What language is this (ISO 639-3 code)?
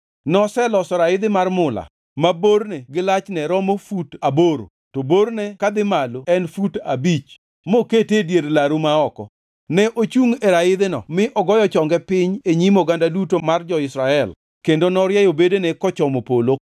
luo